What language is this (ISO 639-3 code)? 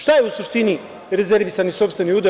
srp